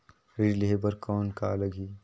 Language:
Chhattisgarhi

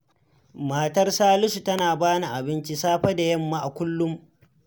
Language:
Hausa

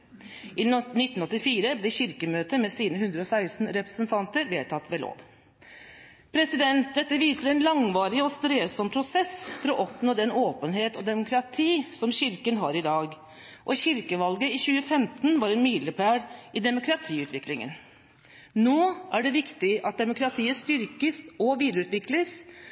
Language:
Norwegian Bokmål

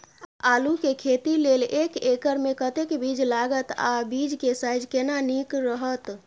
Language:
Maithili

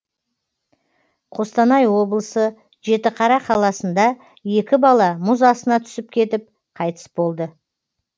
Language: Kazakh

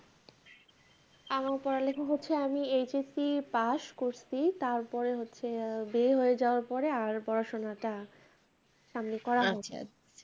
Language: Bangla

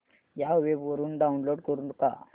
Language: Marathi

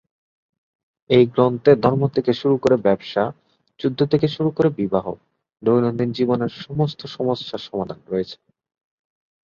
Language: Bangla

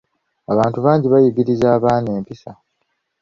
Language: Ganda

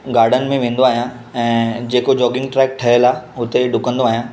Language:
Sindhi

